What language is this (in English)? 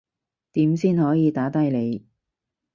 Cantonese